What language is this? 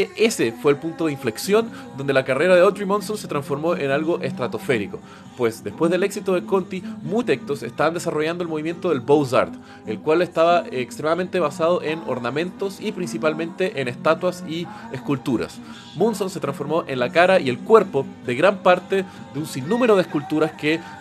Spanish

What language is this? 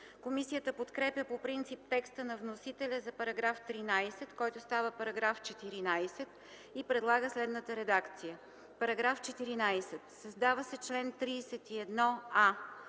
Bulgarian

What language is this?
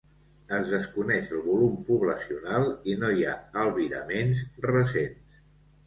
Catalan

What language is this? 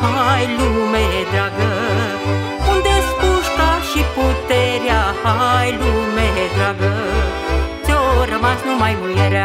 Romanian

